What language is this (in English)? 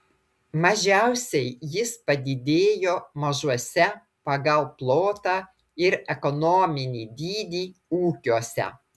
Lithuanian